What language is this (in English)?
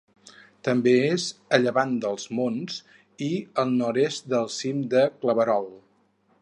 Catalan